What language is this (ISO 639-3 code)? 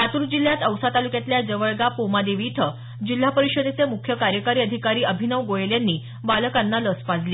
mar